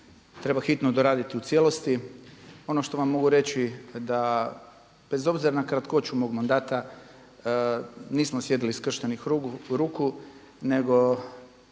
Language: Croatian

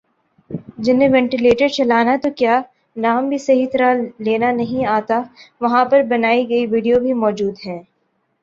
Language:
Urdu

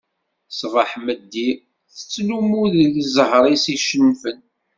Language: Kabyle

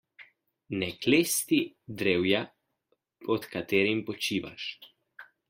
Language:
Slovenian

